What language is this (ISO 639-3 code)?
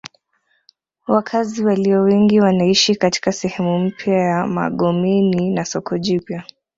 swa